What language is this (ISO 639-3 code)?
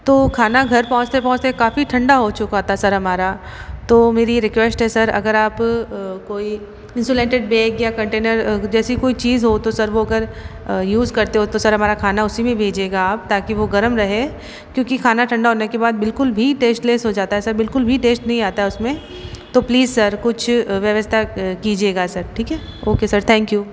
hin